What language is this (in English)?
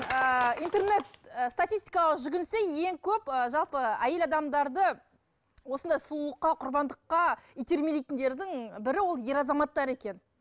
Kazakh